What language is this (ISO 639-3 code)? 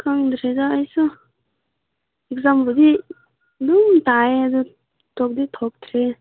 mni